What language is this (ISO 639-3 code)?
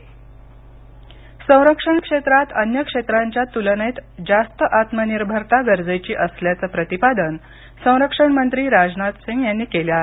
mar